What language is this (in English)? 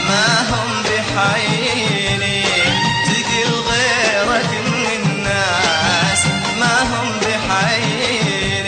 Arabic